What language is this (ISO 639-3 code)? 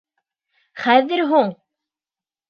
bak